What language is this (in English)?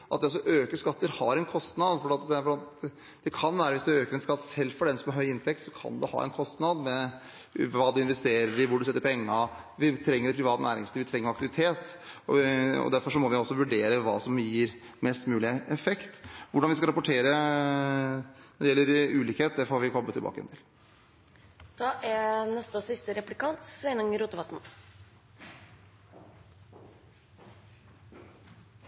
Norwegian